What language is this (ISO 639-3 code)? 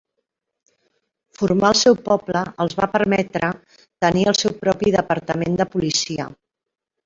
cat